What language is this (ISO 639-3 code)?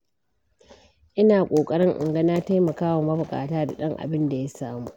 hau